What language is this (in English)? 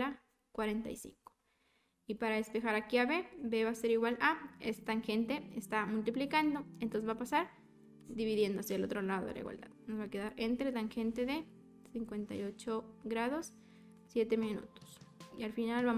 Spanish